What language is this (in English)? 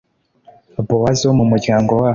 Kinyarwanda